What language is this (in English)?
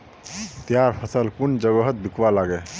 Magahi